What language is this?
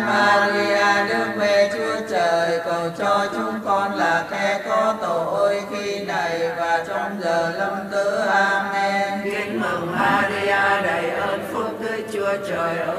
Vietnamese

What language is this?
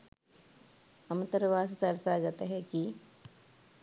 Sinhala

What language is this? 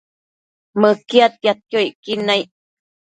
Matsés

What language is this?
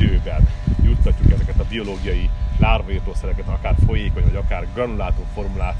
Hungarian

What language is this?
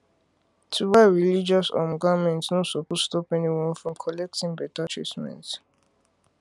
Nigerian Pidgin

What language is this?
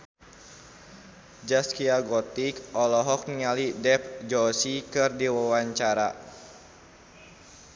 Sundanese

